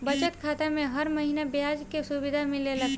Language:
Bhojpuri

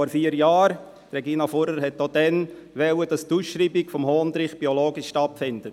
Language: Swiss German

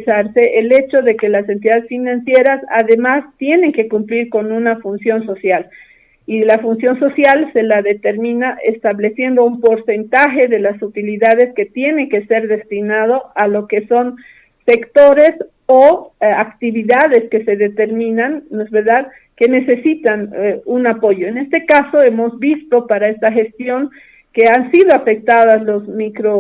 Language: Spanish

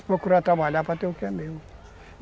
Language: Portuguese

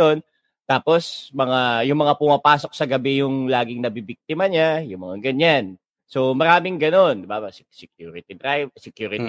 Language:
Filipino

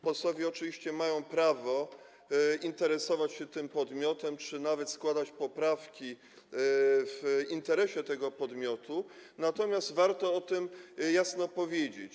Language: Polish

